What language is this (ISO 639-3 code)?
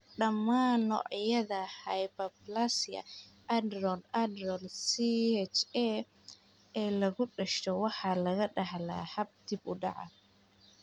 som